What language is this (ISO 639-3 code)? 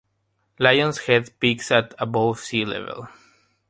eng